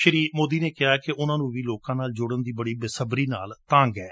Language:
Punjabi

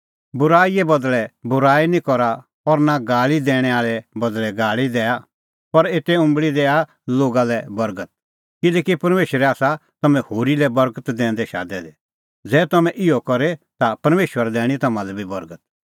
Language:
Kullu Pahari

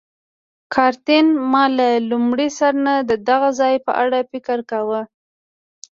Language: Pashto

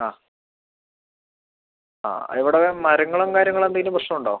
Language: Malayalam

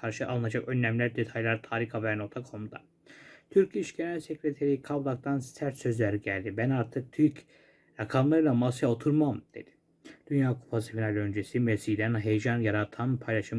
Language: Turkish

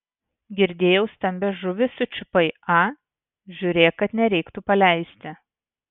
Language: Lithuanian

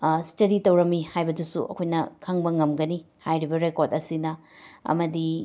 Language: Manipuri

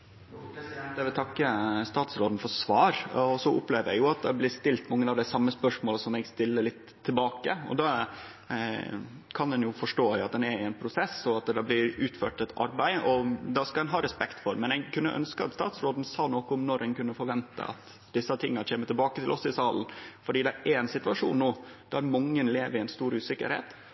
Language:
Norwegian Nynorsk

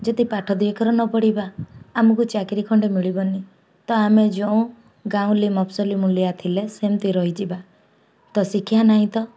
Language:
Odia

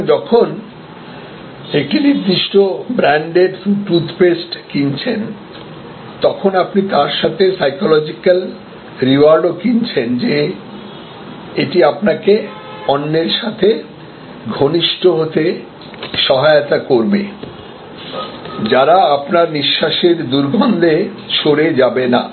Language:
Bangla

